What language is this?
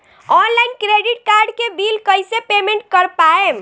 Bhojpuri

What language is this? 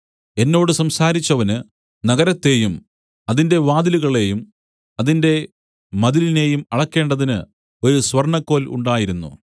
Malayalam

